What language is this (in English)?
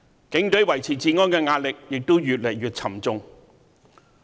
Cantonese